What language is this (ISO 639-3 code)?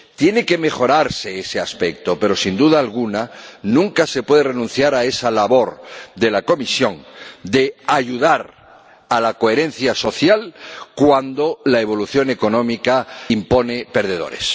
spa